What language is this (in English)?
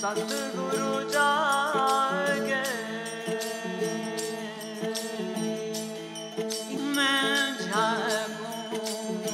Hindi